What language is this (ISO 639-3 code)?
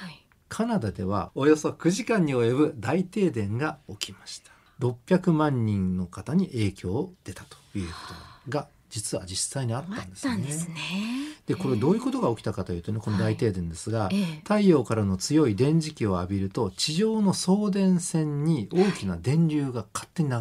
jpn